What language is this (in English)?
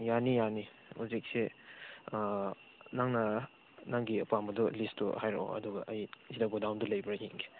Manipuri